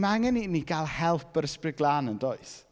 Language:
Welsh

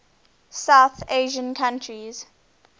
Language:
English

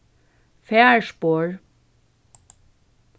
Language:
Faroese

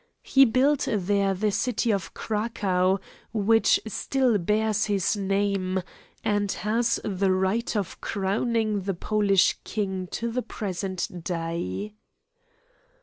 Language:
English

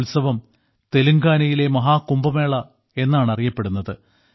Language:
Malayalam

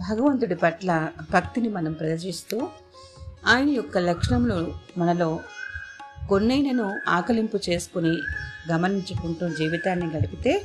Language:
Telugu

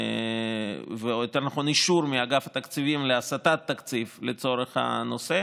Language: Hebrew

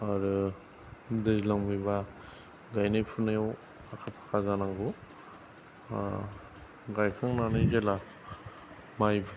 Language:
Bodo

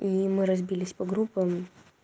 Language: Russian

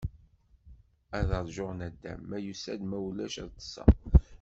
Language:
Kabyle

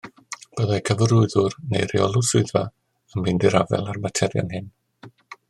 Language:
Welsh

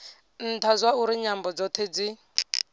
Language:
Venda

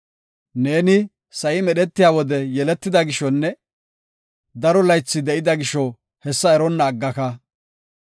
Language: Gofa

